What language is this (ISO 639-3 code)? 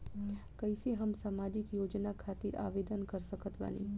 bho